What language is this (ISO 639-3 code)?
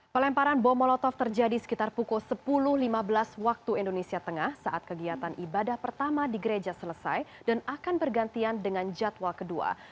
ind